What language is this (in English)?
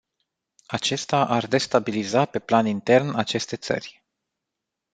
Romanian